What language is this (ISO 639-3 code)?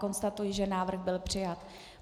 ces